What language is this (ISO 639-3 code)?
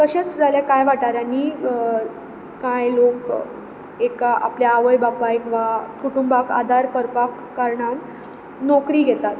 kok